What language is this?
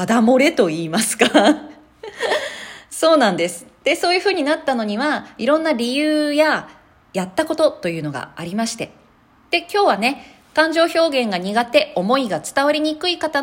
Japanese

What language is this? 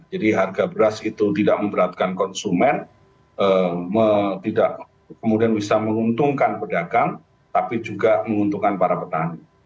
Indonesian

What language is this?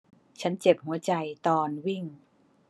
Thai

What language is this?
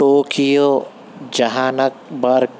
Urdu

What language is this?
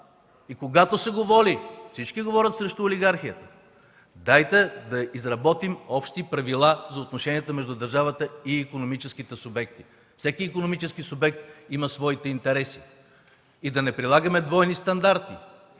Bulgarian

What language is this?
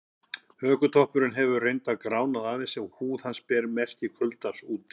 Icelandic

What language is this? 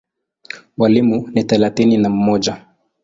Swahili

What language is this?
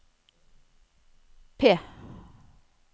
Norwegian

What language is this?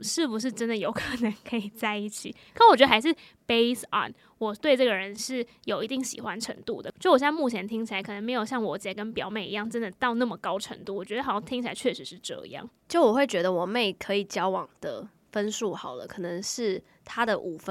Chinese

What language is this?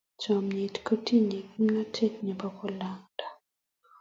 Kalenjin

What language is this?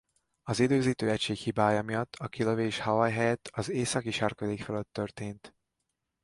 Hungarian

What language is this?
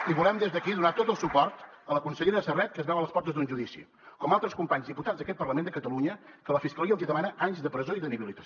Catalan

